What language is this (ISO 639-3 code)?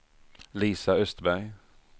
swe